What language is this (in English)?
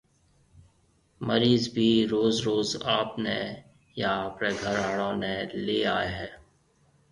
Marwari (Pakistan)